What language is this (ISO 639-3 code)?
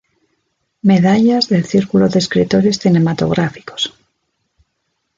spa